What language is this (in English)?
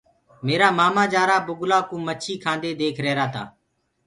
Gurgula